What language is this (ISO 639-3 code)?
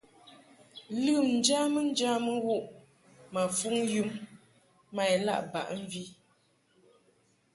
mhk